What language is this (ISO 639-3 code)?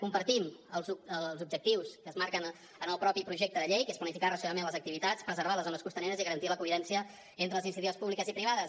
cat